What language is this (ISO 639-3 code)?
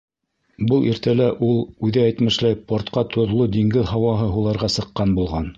bak